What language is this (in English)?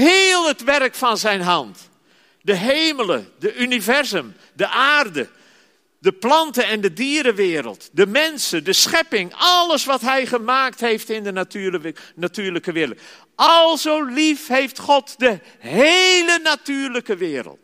Dutch